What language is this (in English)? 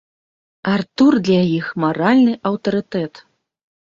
Belarusian